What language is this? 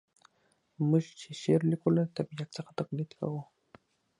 Pashto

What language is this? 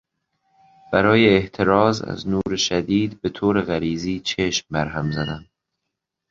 Persian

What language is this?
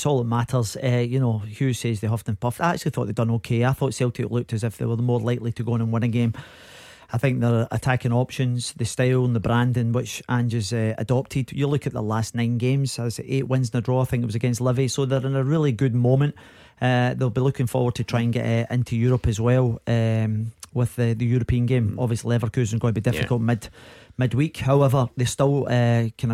English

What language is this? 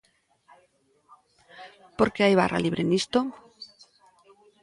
Galician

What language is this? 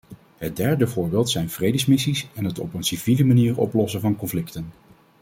Dutch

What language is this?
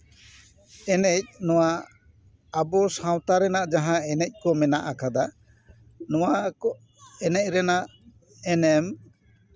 Santali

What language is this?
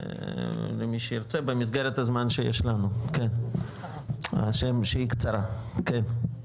Hebrew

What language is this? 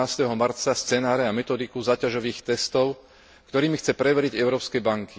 Slovak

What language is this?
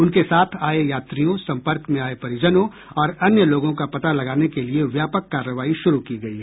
Hindi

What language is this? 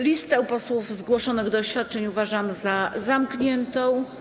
Polish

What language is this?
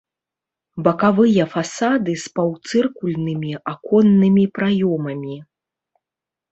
Belarusian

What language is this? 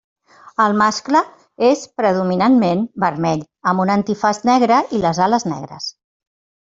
Catalan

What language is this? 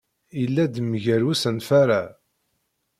Kabyle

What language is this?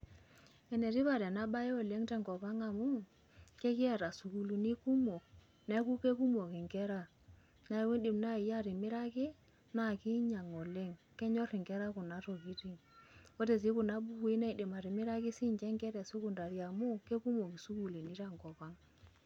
Masai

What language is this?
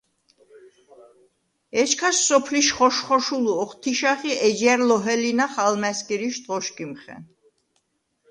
Svan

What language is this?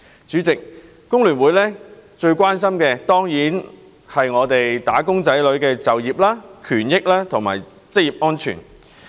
Cantonese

